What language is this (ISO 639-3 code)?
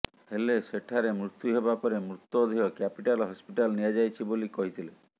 ori